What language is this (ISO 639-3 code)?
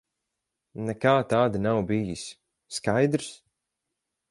lav